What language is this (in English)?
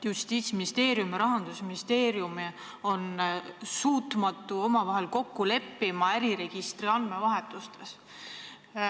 Estonian